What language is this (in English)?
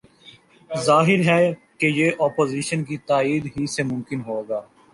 Urdu